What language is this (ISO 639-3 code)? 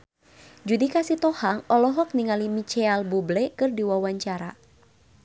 sun